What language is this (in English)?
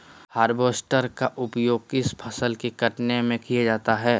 Magahi